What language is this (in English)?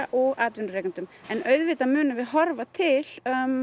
Icelandic